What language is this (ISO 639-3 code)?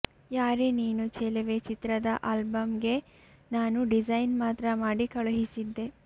kan